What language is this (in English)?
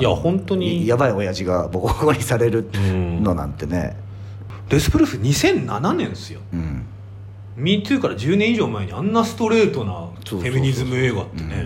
Japanese